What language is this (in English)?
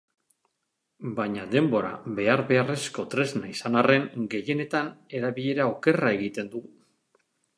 Basque